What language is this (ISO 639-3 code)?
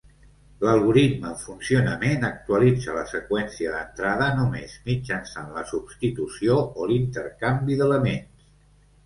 cat